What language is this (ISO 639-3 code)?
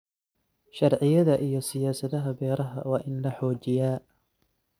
som